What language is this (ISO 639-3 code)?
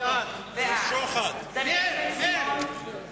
heb